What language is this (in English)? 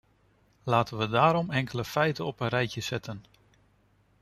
Dutch